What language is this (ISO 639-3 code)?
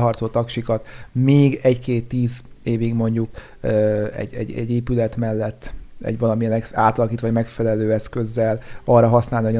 hun